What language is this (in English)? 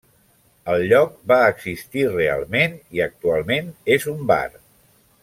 Catalan